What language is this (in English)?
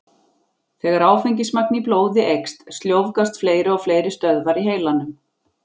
Icelandic